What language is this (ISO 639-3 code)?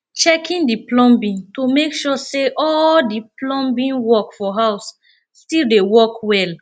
pcm